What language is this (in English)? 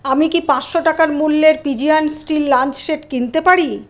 Bangla